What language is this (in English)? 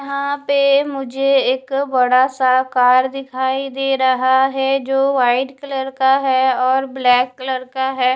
Hindi